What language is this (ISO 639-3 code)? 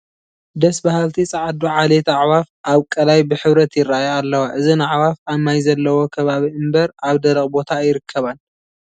tir